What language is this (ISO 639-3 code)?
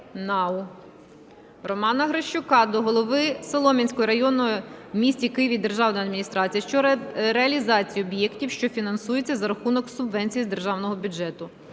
ukr